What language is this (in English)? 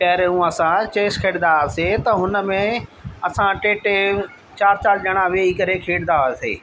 Sindhi